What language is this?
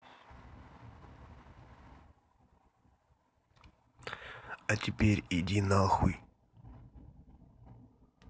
Russian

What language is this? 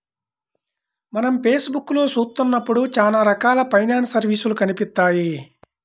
Telugu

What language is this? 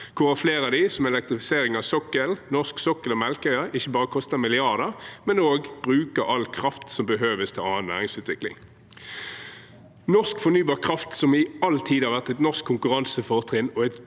Norwegian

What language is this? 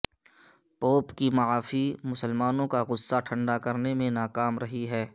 Urdu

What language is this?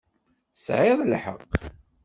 Kabyle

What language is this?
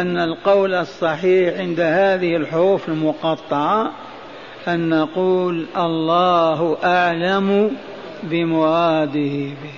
Arabic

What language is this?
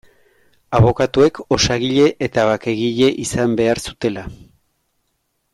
Basque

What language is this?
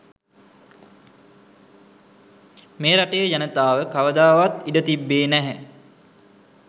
Sinhala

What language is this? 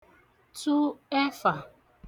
Igbo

